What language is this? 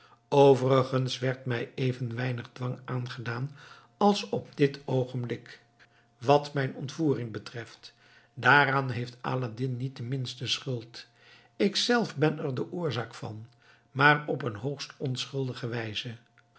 Dutch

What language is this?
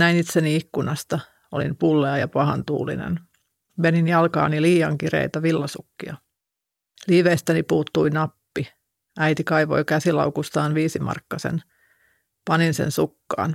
Finnish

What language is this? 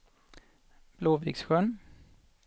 Swedish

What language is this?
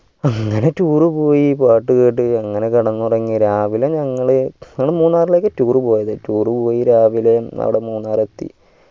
Malayalam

